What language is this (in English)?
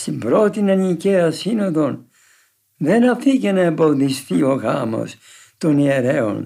Greek